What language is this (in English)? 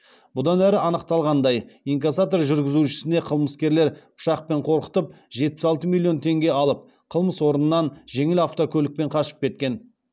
Kazakh